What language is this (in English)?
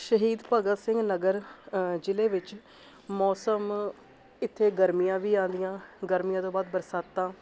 Punjabi